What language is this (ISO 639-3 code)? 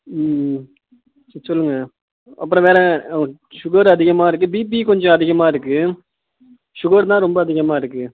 tam